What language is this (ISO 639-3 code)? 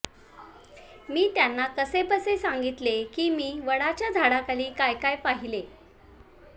mar